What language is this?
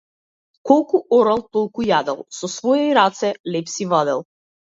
Macedonian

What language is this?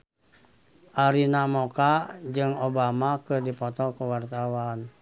Sundanese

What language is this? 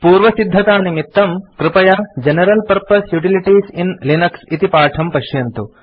Sanskrit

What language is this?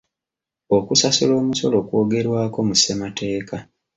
Ganda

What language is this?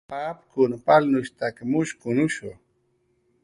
Jaqaru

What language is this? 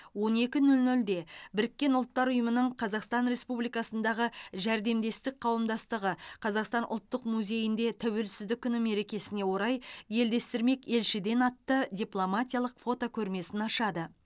Kazakh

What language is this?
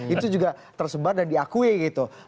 Indonesian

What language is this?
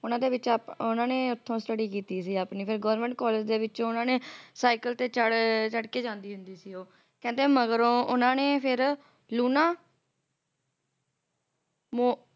Punjabi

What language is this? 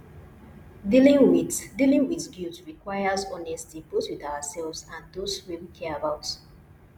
Nigerian Pidgin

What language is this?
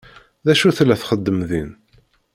Kabyle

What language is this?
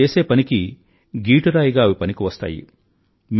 Telugu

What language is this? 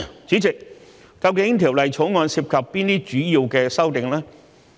Cantonese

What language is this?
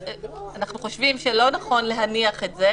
Hebrew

